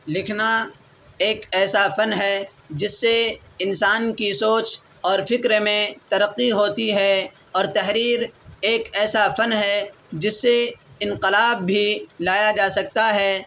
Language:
Urdu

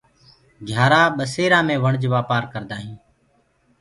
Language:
Gurgula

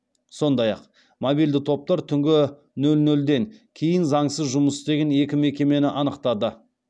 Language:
Kazakh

